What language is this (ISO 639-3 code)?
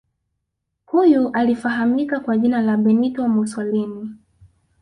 swa